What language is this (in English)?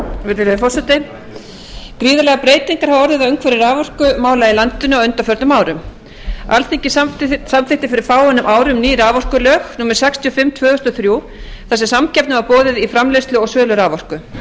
Icelandic